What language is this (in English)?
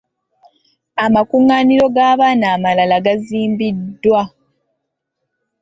Ganda